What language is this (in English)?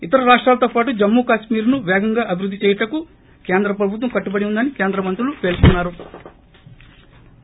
Telugu